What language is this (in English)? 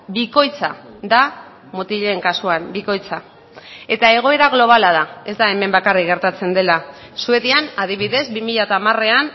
Basque